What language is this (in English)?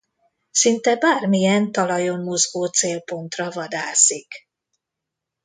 Hungarian